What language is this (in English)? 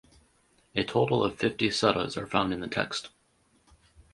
English